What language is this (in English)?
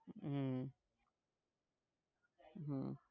Gujarati